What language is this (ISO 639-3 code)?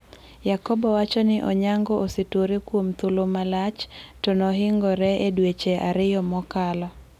luo